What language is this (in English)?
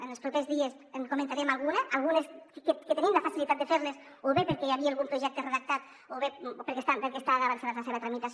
Catalan